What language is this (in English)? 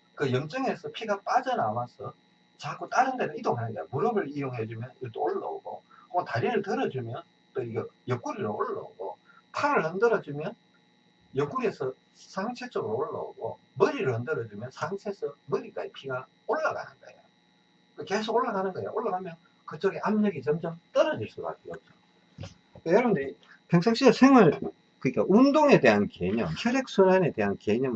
Korean